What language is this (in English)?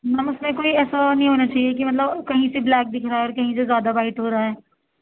Urdu